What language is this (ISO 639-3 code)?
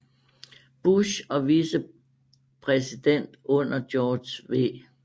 dan